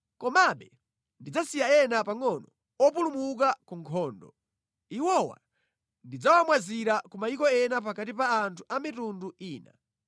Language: Nyanja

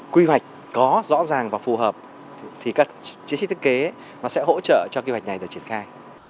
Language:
Vietnamese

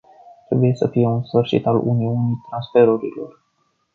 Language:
Romanian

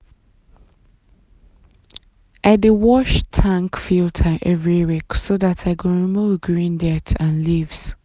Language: Nigerian Pidgin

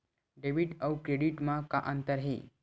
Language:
Chhattisgarhi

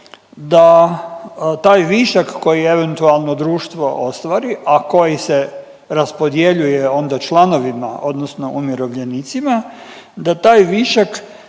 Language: Croatian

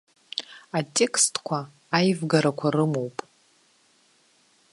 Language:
Abkhazian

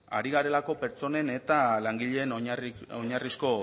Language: Basque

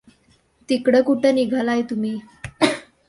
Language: Marathi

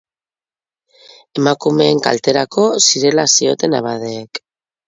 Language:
Basque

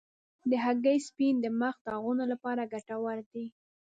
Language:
Pashto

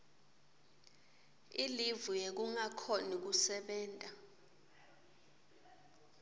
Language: Swati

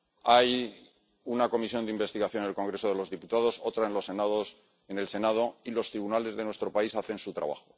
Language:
Spanish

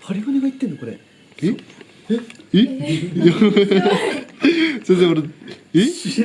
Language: Japanese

